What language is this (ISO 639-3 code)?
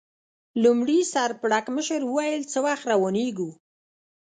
pus